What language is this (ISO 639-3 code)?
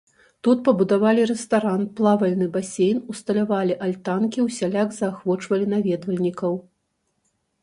bel